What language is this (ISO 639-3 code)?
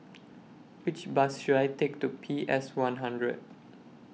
eng